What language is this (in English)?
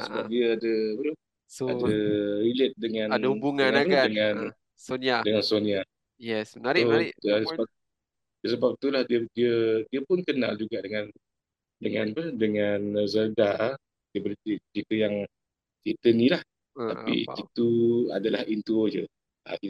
Malay